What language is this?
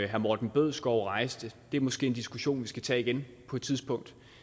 Danish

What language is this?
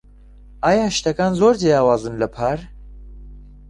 Central Kurdish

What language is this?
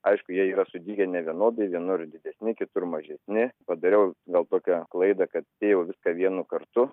Lithuanian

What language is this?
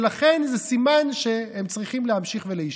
Hebrew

